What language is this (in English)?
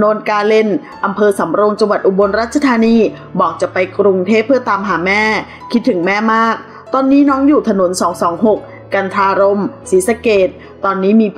Thai